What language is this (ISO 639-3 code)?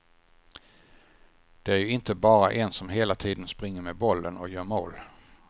swe